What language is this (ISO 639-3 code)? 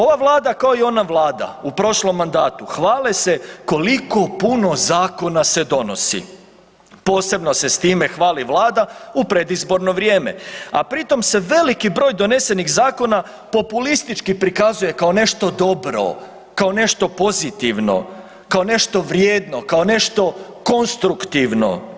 hrv